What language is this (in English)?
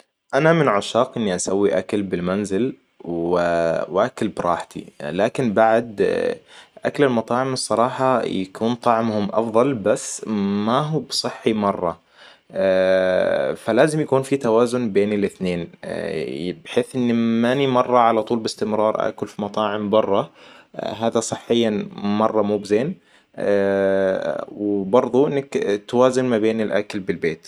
Hijazi Arabic